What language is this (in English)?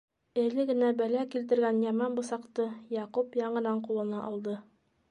Bashkir